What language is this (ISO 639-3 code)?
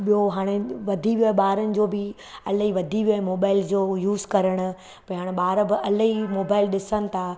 snd